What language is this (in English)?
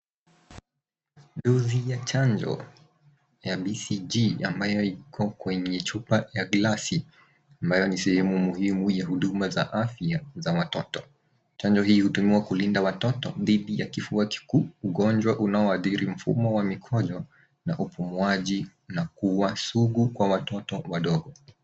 Swahili